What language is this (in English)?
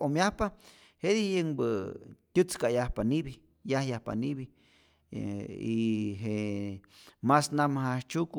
Rayón Zoque